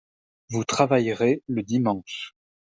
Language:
French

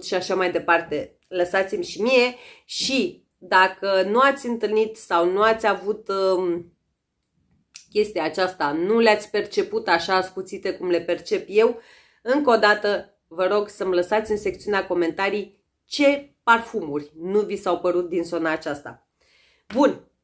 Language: Romanian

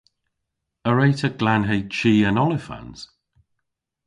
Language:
Cornish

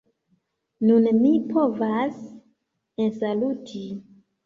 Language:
Esperanto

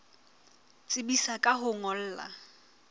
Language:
Southern Sotho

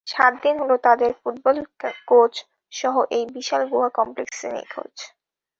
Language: Bangla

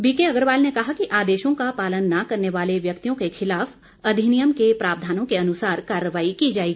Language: Hindi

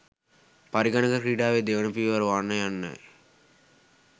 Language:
Sinhala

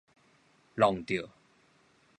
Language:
Min Nan Chinese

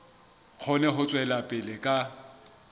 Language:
Southern Sotho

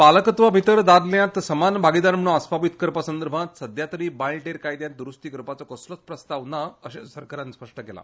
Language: Konkani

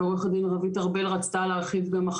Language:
Hebrew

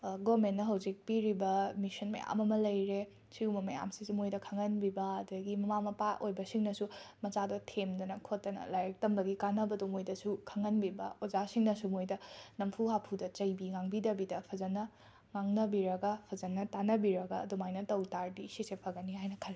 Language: Manipuri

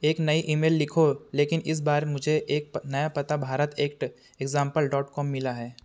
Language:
Hindi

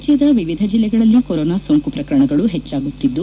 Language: Kannada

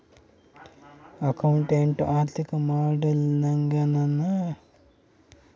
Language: Kannada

